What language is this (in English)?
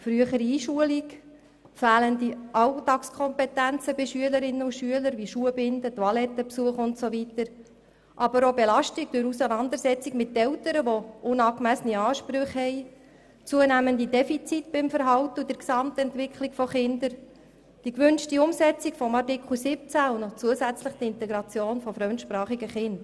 Swiss German